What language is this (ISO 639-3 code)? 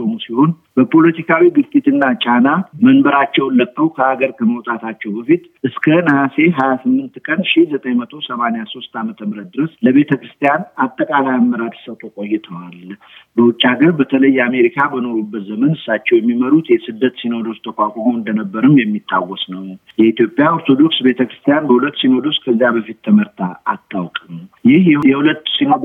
amh